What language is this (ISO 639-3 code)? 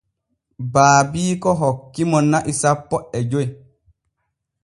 fue